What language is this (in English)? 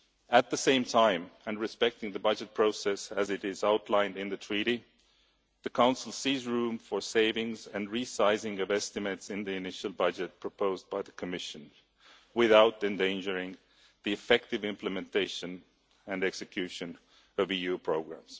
English